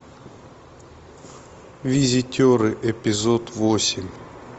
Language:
Russian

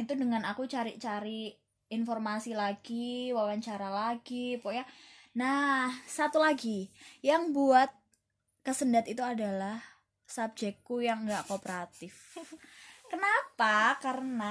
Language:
Indonesian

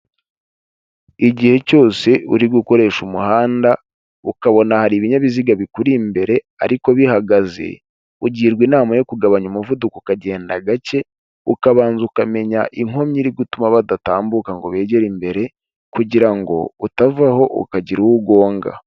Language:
Kinyarwanda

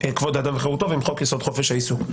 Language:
Hebrew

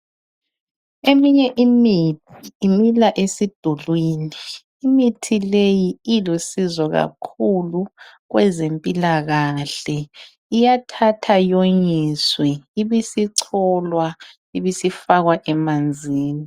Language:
North Ndebele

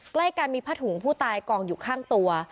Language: Thai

